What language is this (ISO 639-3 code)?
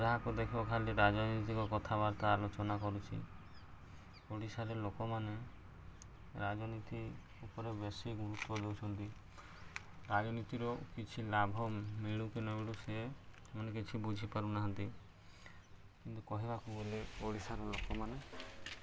ori